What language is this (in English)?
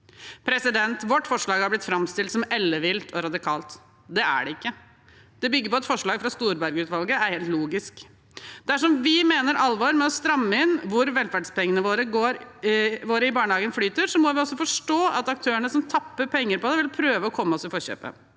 Norwegian